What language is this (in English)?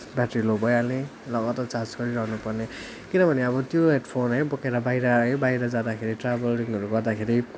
Nepali